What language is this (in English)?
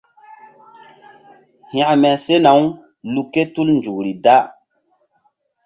Mbum